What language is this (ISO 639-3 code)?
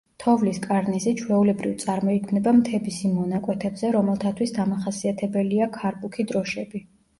kat